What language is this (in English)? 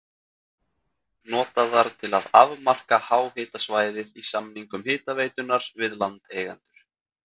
Icelandic